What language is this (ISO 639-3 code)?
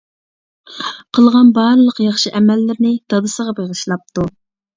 uig